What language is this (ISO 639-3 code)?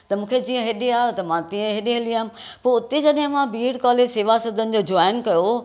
snd